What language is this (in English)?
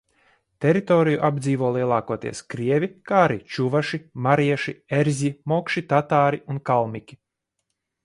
Latvian